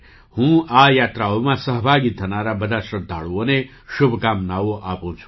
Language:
Gujarati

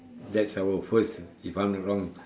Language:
English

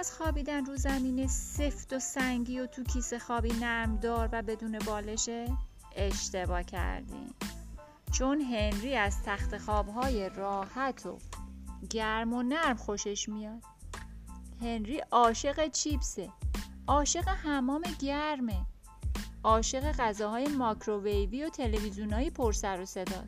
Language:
Persian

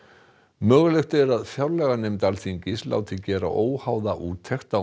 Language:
Icelandic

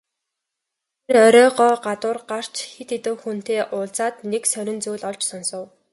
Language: Mongolian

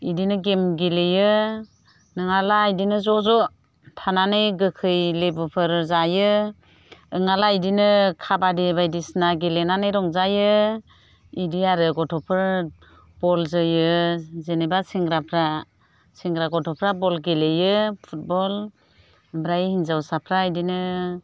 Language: Bodo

